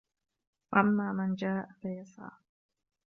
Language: Arabic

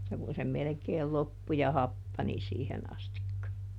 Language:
Finnish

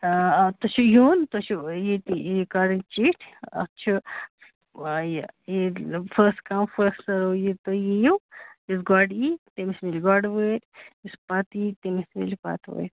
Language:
Kashmiri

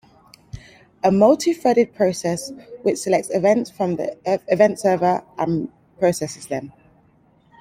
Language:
English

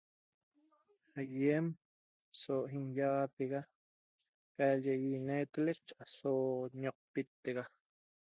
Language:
Toba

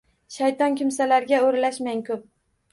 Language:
Uzbek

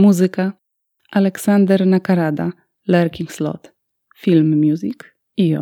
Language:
Polish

